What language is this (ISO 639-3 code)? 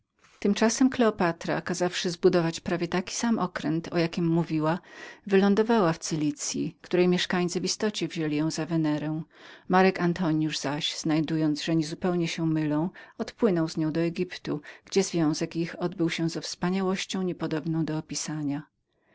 pol